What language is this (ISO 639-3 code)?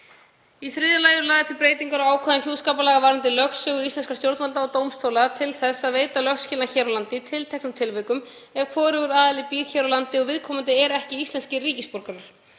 isl